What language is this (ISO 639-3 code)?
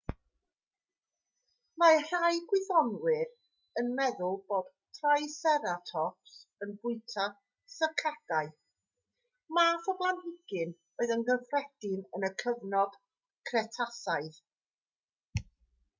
cym